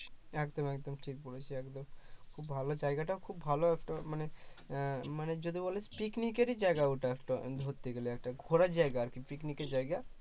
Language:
Bangla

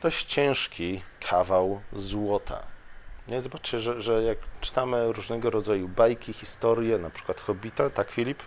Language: Polish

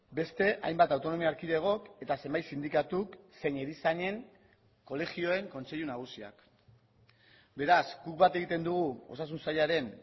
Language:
Basque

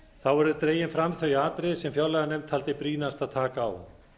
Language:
Icelandic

